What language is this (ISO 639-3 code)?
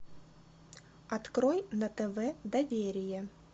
rus